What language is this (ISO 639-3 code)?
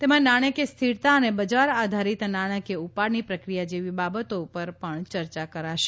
guj